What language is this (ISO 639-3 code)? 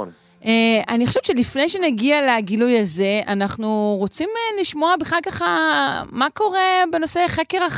heb